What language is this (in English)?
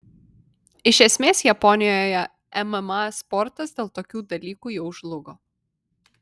Lithuanian